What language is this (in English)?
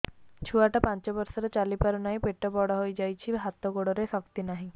Odia